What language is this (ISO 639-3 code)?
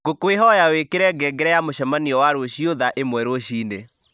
kik